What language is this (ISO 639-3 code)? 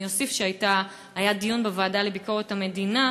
heb